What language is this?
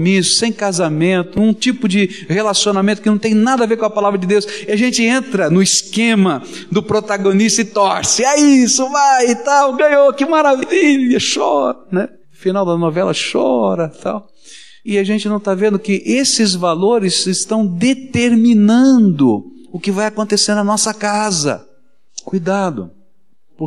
Portuguese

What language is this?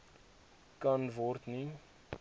Afrikaans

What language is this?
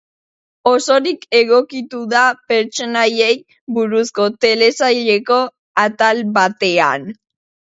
Basque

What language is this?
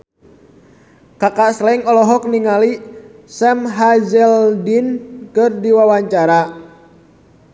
Sundanese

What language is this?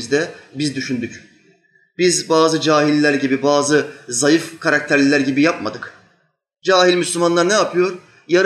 Turkish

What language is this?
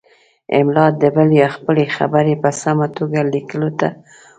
Pashto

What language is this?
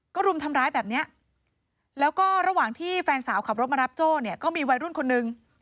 Thai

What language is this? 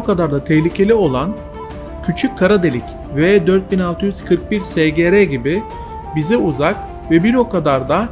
Turkish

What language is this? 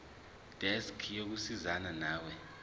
Zulu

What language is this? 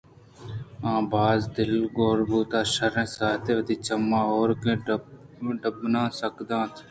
Eastern Balochi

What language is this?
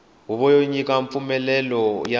Tsonga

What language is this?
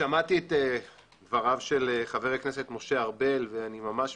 Hebrew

